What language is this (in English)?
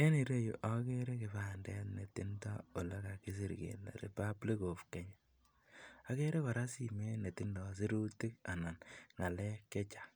Kalenjin